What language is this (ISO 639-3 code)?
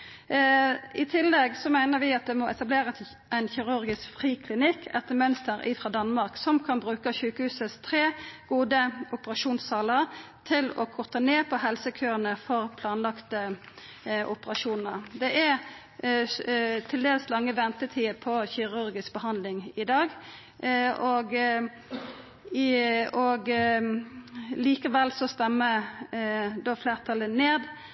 nno